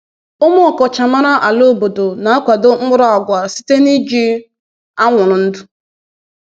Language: Igbo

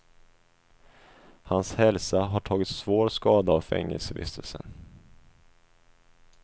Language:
Swedish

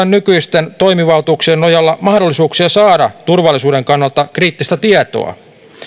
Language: Finnish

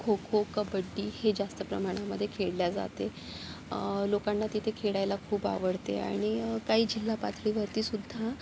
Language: Marathi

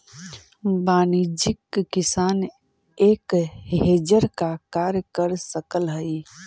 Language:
Magahi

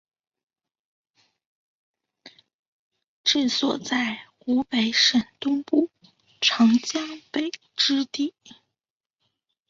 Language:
Chinese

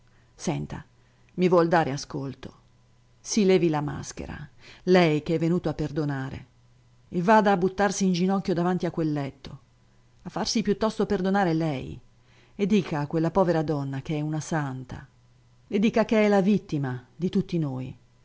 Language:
Italian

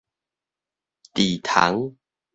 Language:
Min Nan Chinese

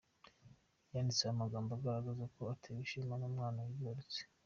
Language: Kinyarwanda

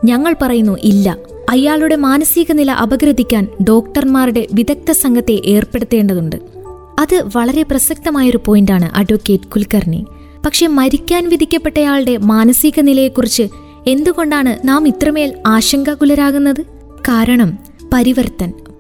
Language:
Malayalam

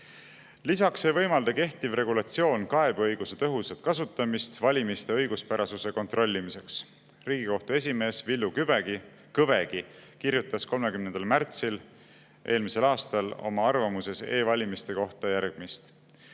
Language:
Estonian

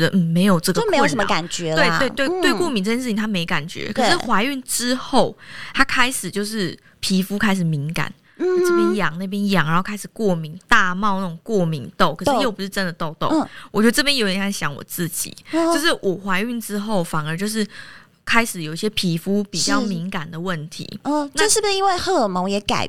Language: Chinese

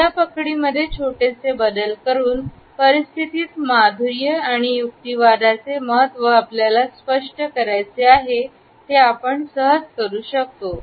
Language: Marathi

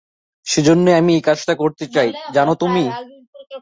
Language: Bangla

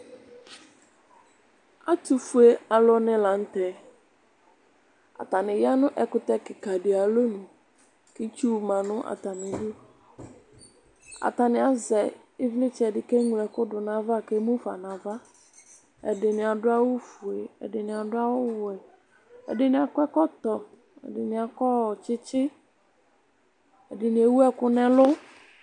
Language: Ikposo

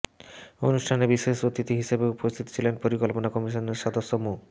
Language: Bangla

